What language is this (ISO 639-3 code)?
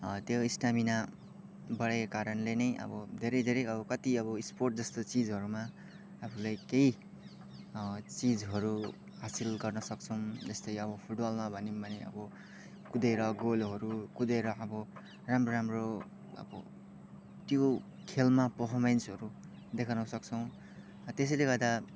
nep